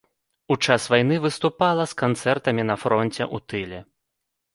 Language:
Belarusian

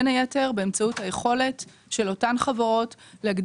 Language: Hebrew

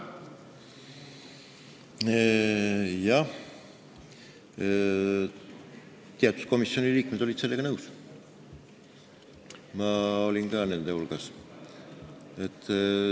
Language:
Estonian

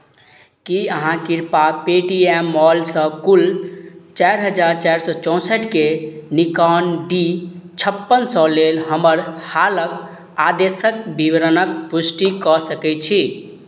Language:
Maithili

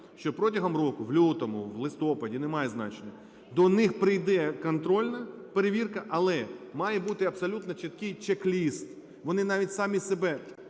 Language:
Ukrainian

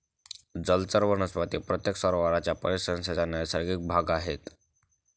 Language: Marathi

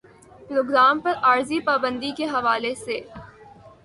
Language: Urdu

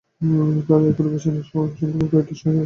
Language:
Bangla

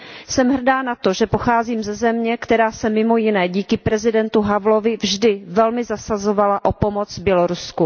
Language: Czech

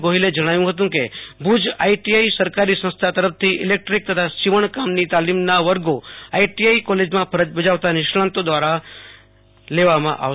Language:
Gujarati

